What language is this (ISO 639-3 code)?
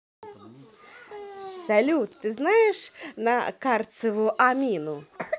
rus